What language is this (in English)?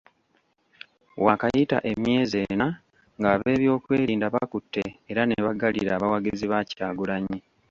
Ganda